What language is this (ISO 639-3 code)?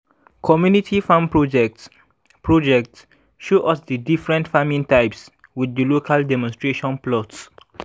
pcm